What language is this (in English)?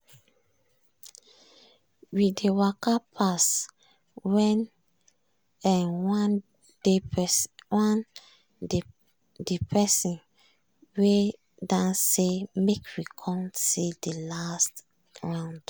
Nigerian Pidgin